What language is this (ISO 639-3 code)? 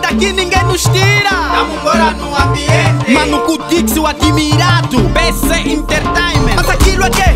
tha